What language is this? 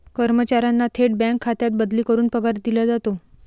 Marathi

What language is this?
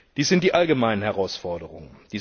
German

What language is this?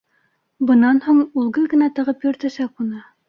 Bashkir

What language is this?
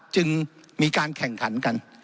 Thai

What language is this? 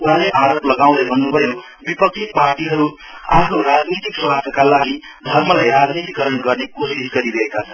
Nepali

